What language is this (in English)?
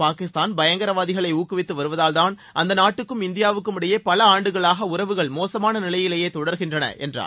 Tamil